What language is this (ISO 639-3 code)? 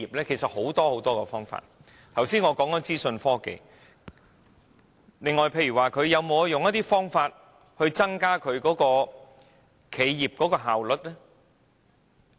yue